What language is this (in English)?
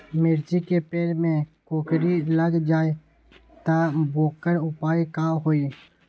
Magahi